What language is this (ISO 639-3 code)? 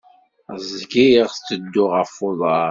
kab